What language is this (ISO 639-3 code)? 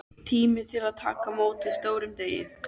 isl